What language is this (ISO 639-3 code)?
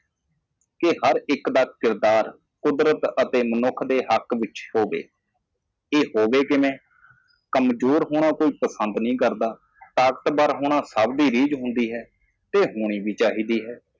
pan